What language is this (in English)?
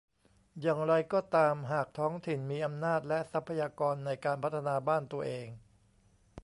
Thai